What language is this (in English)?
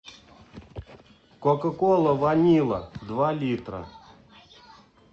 Russian